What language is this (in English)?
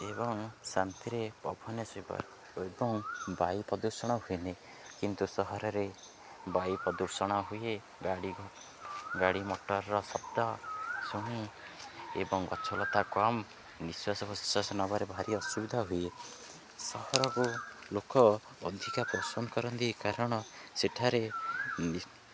Odia